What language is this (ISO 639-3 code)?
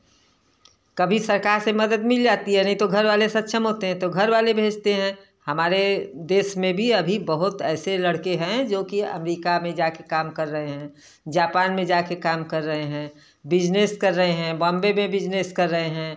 hin